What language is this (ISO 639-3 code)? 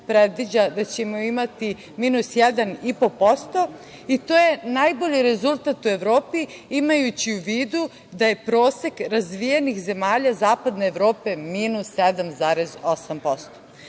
srp